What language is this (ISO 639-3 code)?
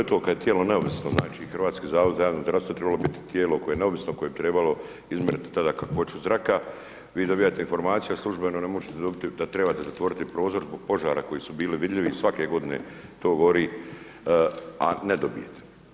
hrv